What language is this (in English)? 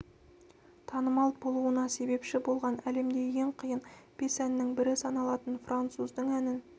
Kazakh